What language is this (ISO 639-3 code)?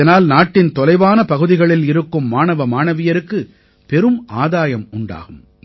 tam